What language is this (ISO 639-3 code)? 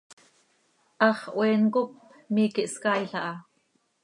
sei